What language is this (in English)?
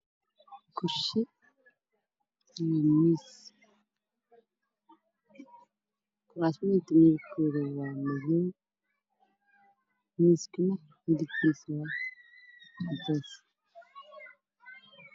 Somali